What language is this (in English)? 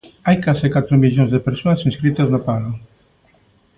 Galician